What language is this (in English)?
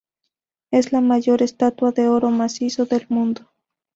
Spanish